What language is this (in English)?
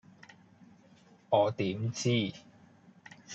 Cantonese